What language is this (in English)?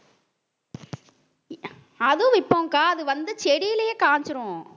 Tamil